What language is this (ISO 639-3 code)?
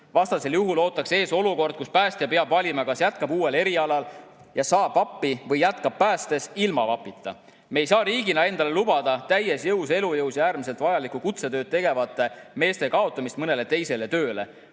est